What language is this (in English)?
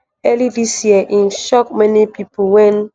Nigerian Pidgin